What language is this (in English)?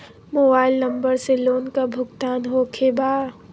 Magahi